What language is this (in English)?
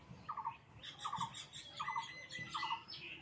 Magahi